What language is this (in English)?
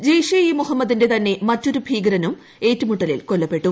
Malayalam